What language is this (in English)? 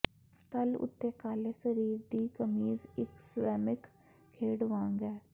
Punjabi